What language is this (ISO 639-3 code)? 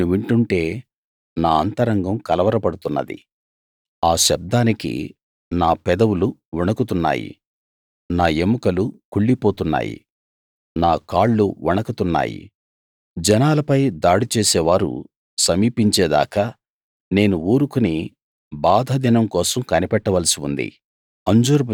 tel